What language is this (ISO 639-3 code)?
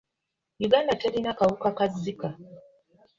lug